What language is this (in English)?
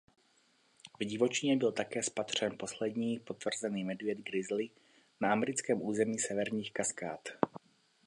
Czech